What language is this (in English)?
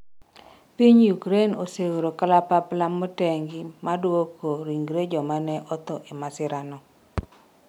Luo (Kenya and Tanzania)